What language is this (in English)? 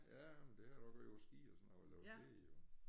Danish